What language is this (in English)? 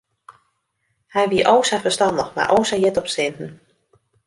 Western Frisian